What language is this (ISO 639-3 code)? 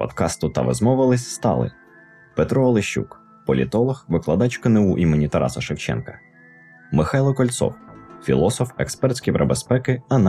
ukr